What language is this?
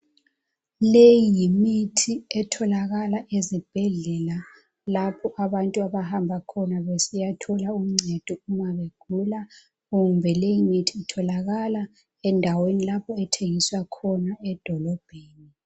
North Ndebele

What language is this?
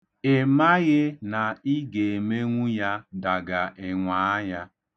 Igbo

